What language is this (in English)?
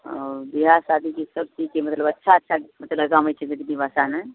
Maithili